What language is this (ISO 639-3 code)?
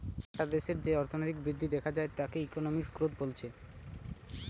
ben